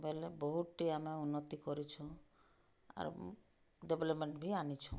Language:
Odia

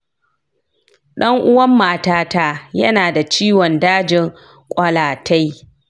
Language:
Hausa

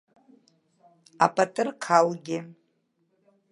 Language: Abkhazian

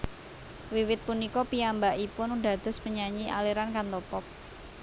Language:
Javanese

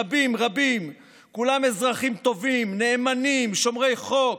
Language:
Hebrew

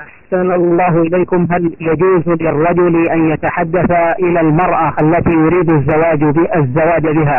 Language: Arabic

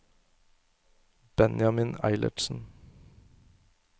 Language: Norwegian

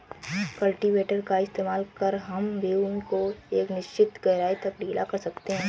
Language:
Hindi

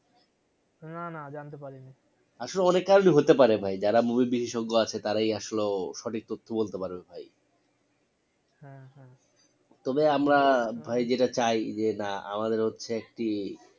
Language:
Bangla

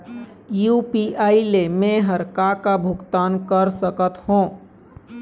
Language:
Chhattisgarhi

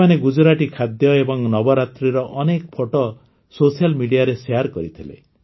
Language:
Odia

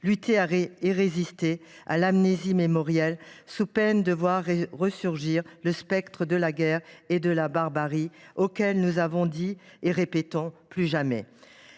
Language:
French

